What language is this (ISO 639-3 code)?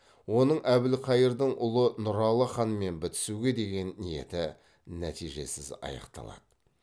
kaz